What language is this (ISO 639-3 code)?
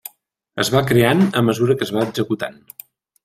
cat